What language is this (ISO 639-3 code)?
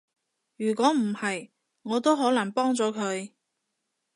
yue